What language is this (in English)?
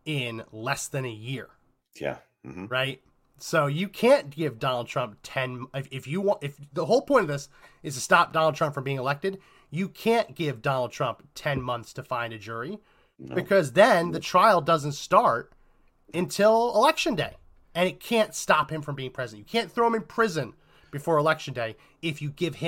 English